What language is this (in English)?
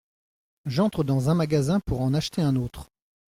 French